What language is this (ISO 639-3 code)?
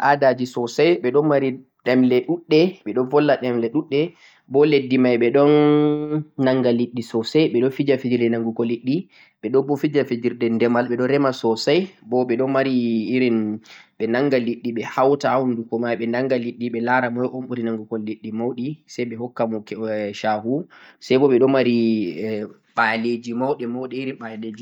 fuq